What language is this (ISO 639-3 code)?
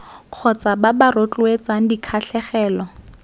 tsn